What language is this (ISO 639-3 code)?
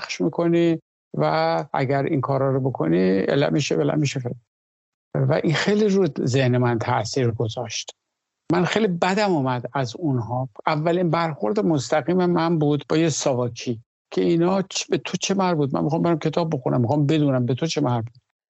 fas